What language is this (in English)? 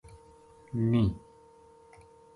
Gujari